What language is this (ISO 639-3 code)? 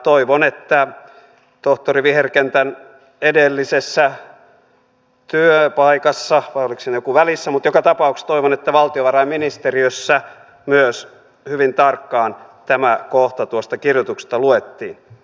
fin